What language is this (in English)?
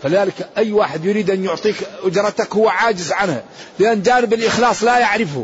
Arabic